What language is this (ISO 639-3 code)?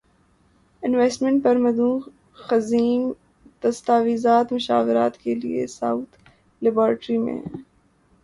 urd